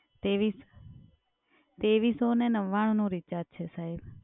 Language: Gujarati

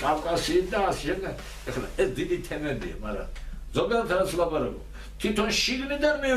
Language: Turkish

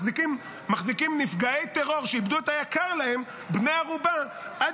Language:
Hebrew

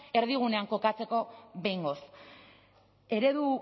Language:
Basque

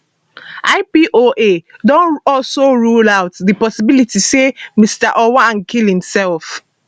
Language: Nigerian Pidgin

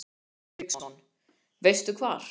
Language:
Icelandic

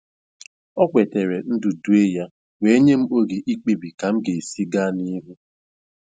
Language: Igbo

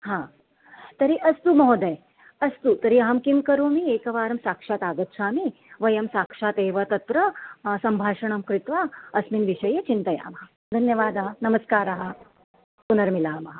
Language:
Sanskrit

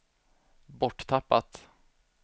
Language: Swedish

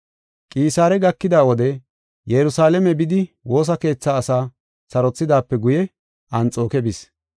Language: Gofa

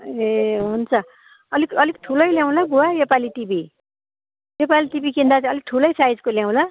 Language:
Nepali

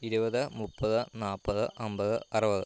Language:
Malayalam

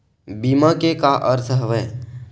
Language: Chhattisgarhi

